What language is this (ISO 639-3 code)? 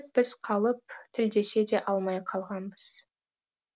kaz